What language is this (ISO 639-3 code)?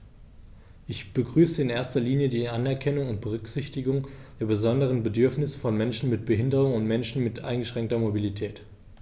deu